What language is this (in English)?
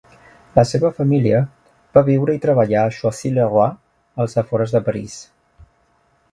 Catalan